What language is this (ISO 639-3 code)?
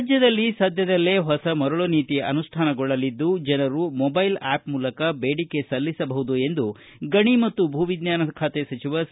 kan